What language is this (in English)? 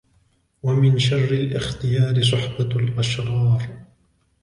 Arabic